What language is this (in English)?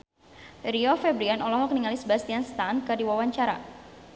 Sundanese